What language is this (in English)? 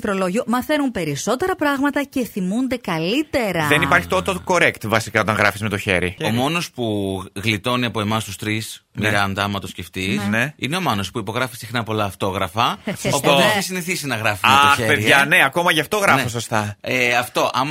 Greek